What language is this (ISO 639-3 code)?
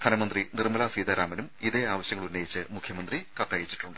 mal